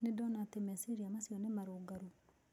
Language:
Kikuyu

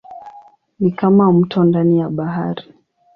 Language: Swahili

